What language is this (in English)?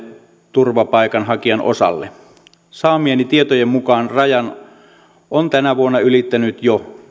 Finnish